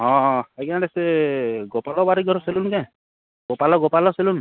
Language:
Odia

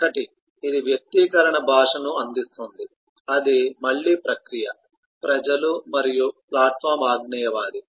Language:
Telugu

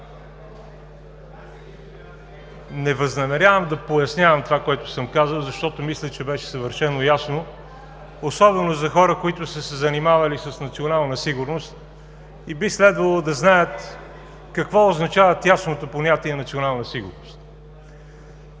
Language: Bulgarian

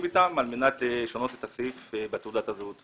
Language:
Hebrew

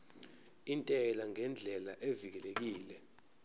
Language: Zulu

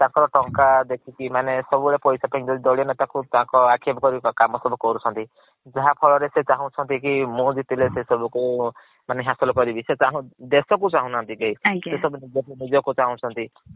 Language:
Odia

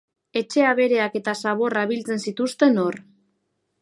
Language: Basque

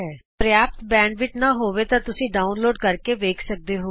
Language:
Punjabi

